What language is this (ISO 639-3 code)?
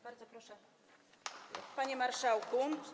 pol